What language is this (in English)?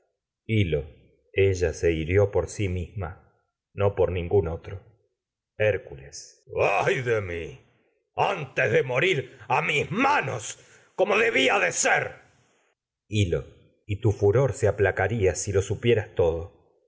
Spanish